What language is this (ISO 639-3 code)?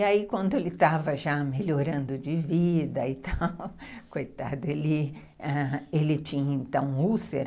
por